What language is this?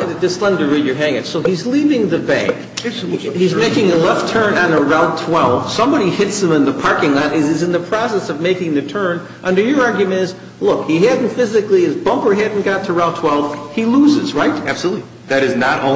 English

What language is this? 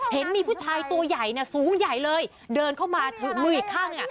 Thai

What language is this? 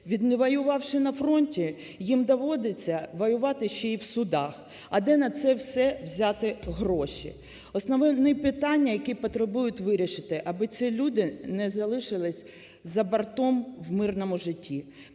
Ukrainian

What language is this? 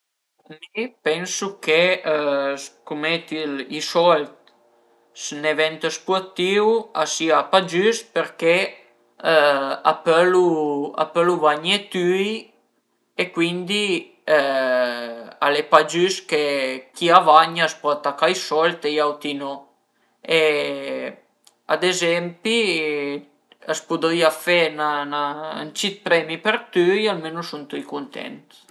Piedmontese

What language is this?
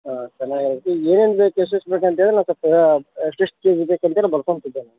Kannada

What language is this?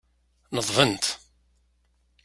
Kabyle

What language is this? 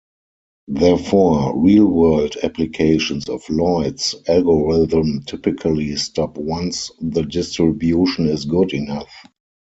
English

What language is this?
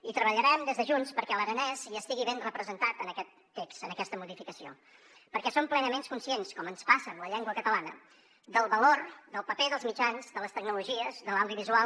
Catalan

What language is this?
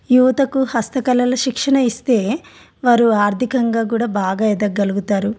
Telugu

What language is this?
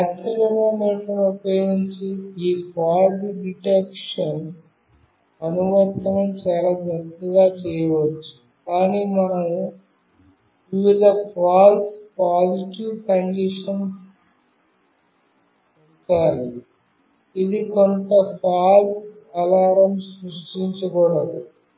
Telugu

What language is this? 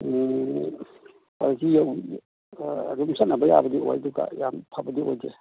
Manipuri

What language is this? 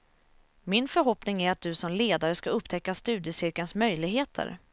Swedish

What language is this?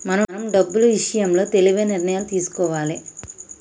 Telugu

